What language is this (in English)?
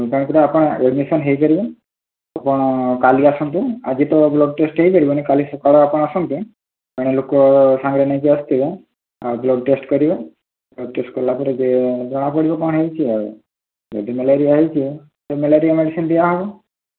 Odia